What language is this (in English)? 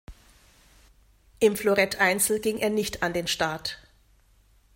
German